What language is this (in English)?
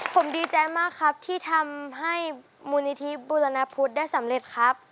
Thai